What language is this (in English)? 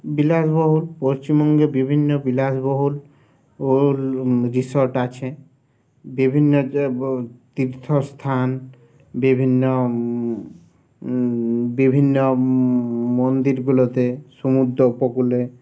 Bangla